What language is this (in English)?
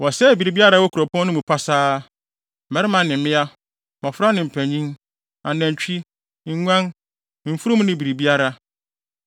Akan